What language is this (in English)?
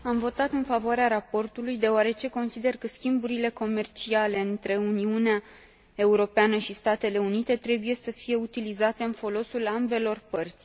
Romanian